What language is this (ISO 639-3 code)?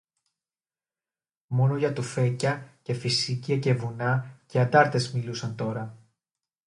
ell